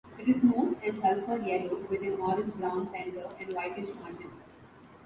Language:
English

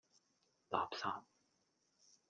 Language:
Cantonese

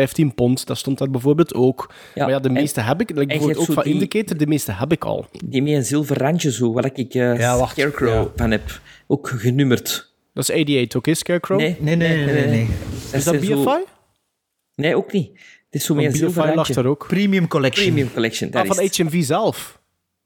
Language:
Dutch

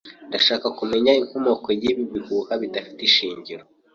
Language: Kinyarwanda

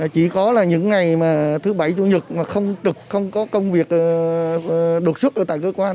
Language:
Vietnamese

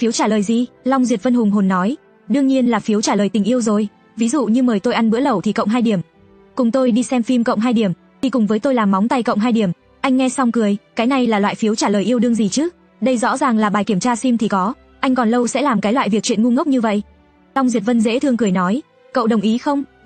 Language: Vietnamese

